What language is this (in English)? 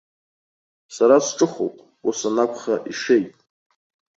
Abkhazian